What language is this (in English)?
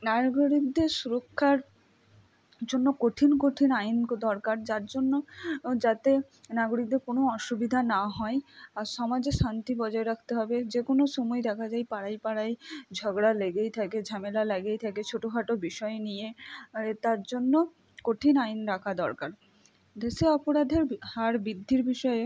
Bangla